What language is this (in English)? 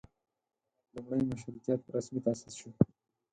Pashto